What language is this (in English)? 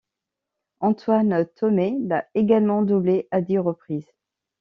French